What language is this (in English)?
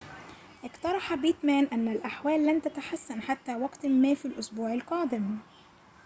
Arabic